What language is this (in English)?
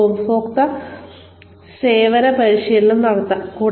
Malayalam